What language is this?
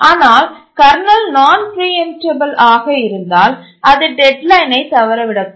Tamil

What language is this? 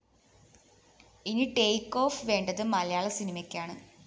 Malayalam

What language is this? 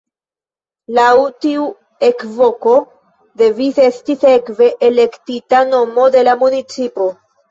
Esperanto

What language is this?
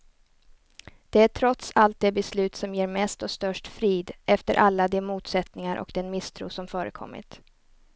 Swedish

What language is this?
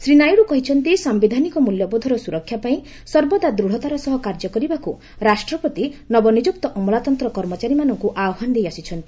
Odia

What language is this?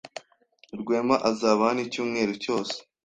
Kinyarwanda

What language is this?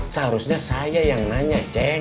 Indonesian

